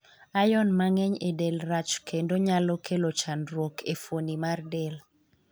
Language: Luo (Kenya and Tanzania)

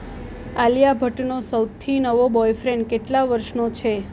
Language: Gujarati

